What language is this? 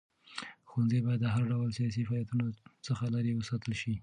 Pashto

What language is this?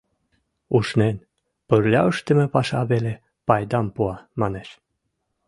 Mari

